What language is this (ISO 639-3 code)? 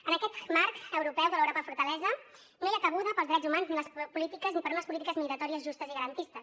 cat